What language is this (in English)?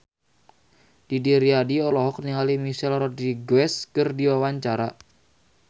Sundanese